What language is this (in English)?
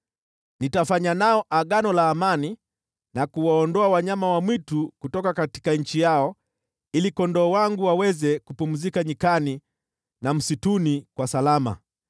Swahili